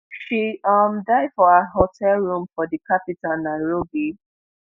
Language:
Nigerian Pidgin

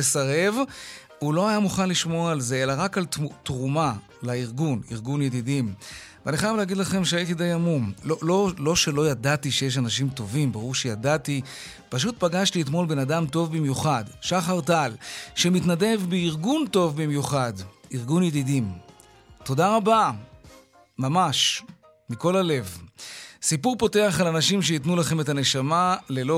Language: Hebrew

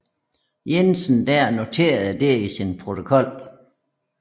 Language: Danish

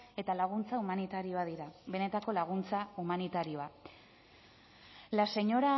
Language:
Basque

